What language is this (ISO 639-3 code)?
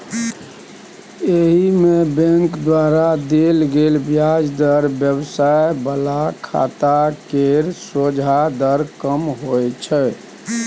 mai